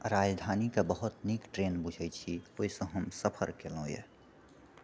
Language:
Maithili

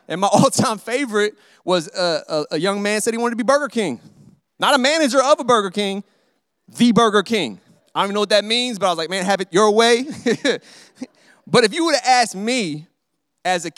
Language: English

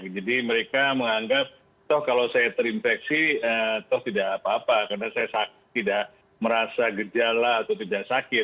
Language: Indonesian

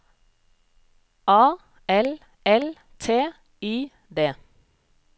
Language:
Norwegian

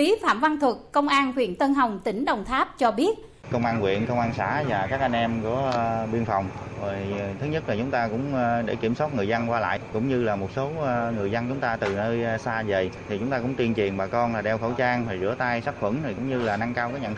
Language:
Vietnamese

